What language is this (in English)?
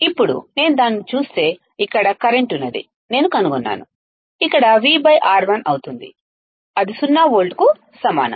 Telugu